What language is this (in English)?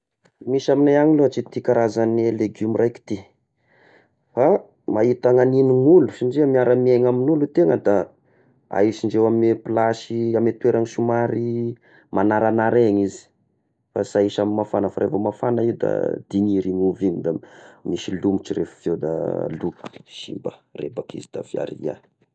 Tesaka Malagasy